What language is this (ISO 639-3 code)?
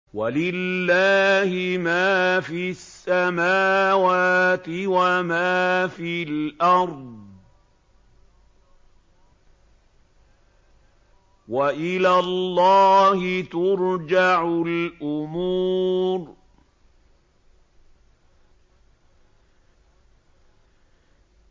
ara